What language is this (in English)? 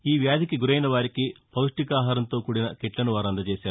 Telugu